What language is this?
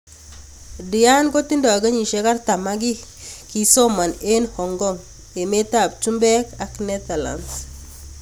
Kalenjin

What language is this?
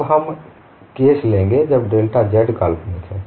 Hindi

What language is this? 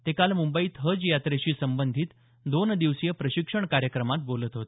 Marathi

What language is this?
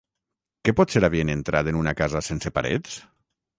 Catalan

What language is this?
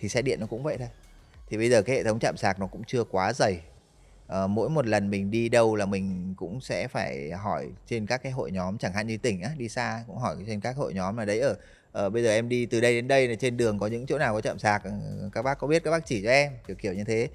Vietnamese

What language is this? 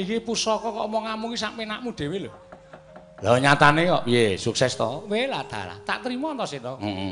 Indonesian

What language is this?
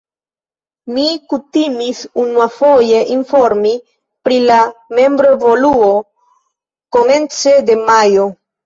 Esperanto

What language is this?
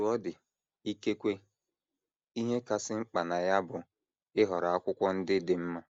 Igbo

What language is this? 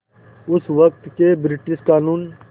Hindi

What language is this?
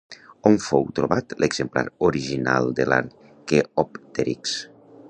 Catalan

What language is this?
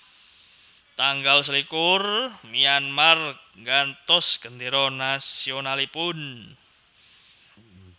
Javanese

